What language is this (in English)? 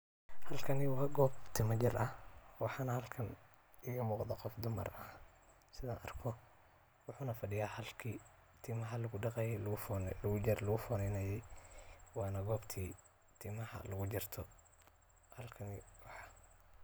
Somali